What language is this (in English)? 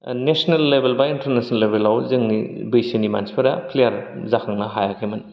Bodo